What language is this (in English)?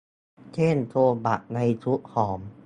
Thai